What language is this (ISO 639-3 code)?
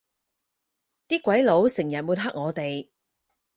yue